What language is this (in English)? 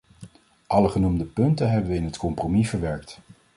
Dutch